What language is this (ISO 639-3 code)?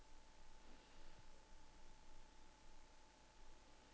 dan